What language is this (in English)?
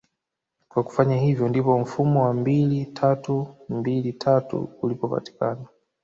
Swahili